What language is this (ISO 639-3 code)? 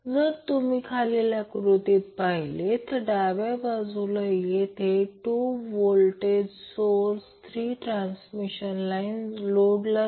mar